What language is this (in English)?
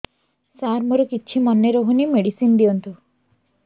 Odia